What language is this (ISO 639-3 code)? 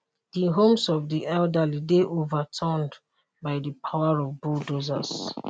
pcm